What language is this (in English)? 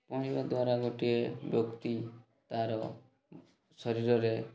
Odia